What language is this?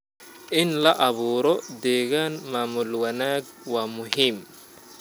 Somali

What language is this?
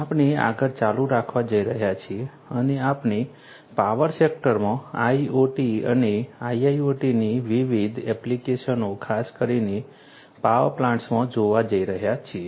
Gujarati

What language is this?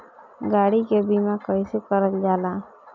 Bhojpuri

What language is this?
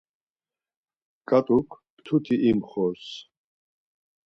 Laz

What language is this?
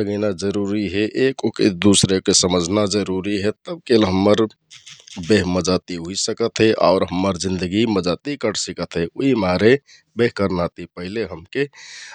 Kathoriya Tharu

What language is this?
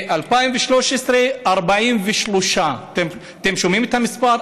Hebrew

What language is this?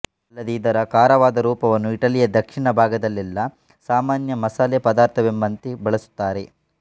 Kannada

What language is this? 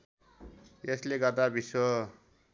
Nepali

